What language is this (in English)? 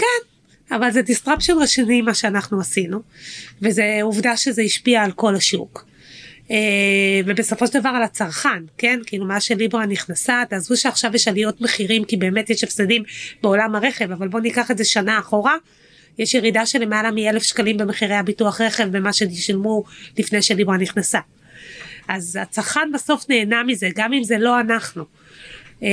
Hebrew